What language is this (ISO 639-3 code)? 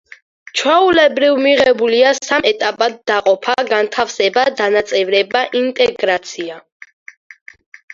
kat